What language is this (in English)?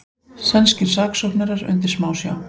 Icelandic